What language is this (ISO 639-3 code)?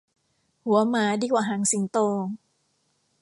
tha